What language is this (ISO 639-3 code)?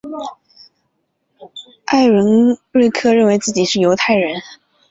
zho